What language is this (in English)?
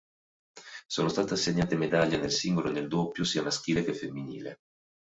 Italian